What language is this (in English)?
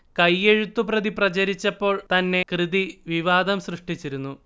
Malayalam